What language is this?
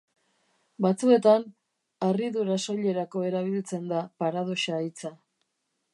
Basque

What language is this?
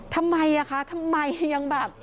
Thai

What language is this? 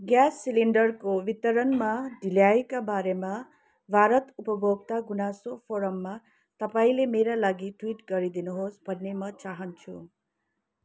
Nepali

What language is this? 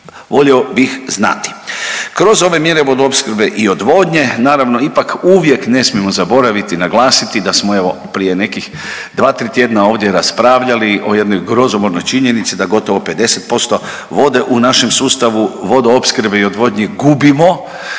Croatian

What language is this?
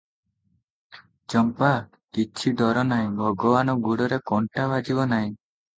Odia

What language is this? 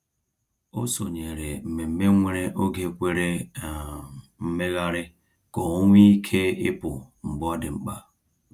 Igbo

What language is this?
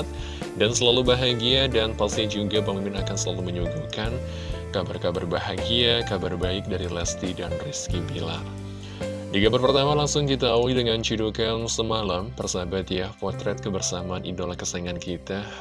Indonesian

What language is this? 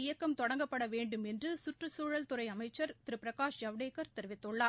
Tamil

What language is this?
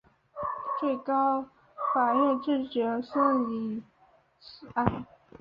Chinese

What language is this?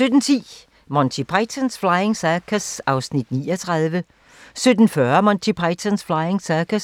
Danish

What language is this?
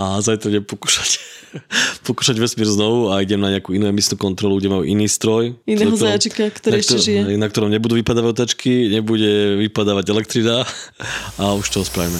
Slovak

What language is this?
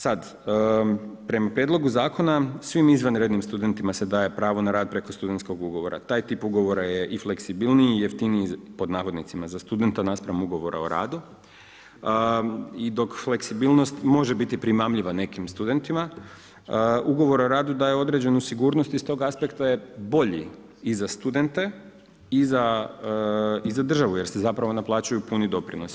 Croatian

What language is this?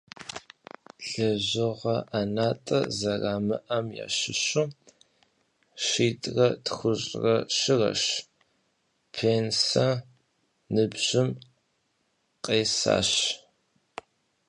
Kabardian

